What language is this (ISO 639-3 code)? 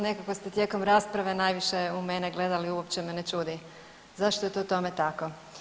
hrv